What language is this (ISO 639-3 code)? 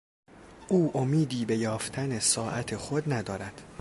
fas